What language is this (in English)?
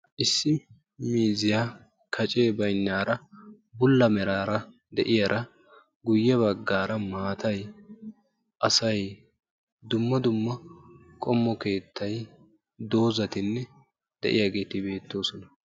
Wolaytta